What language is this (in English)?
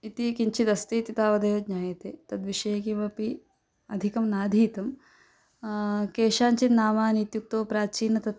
Sanskrit